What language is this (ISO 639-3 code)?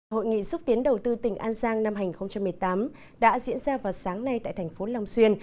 vie